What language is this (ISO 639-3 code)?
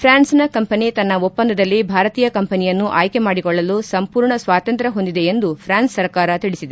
kan